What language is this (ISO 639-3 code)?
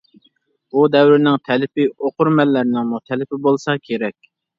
uig